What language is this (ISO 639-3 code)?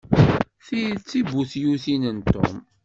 kab